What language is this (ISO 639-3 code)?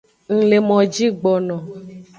ajg